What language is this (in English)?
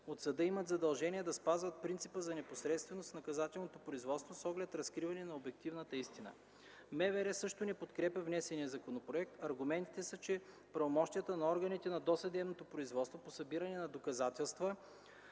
Bulgarian